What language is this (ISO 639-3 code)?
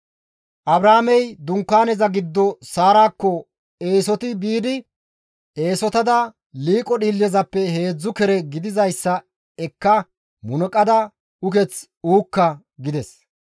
gmv